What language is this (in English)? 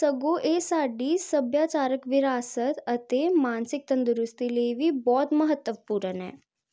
Punjabi